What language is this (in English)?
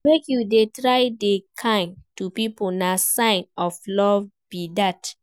Nigerian Pidgin